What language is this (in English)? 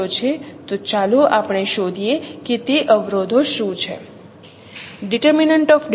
Gujarati